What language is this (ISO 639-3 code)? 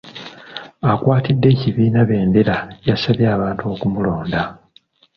lug